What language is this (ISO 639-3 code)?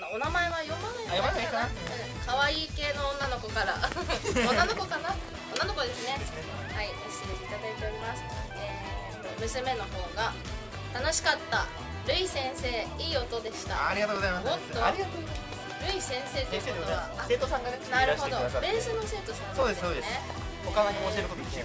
jpn